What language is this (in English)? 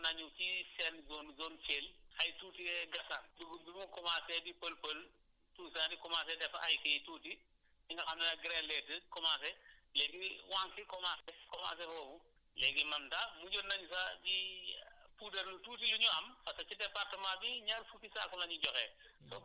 Wolof